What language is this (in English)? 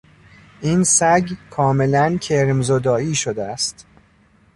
Persian